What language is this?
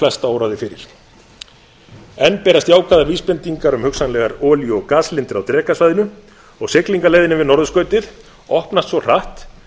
Icelandic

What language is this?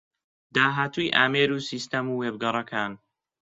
Central Kurdish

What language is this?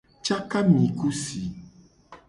Gen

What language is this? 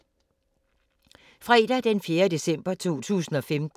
Danish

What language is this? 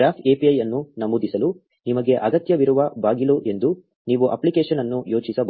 Kannada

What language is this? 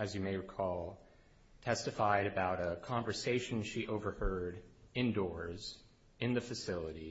English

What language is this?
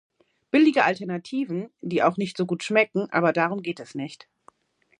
German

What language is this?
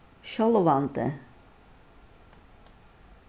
Faroese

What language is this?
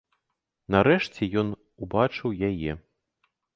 Belarusian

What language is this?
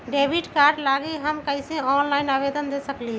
Magahi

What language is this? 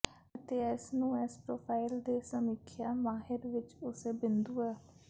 Punjabi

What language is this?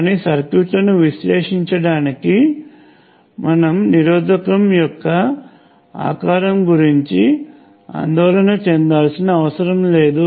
Telugu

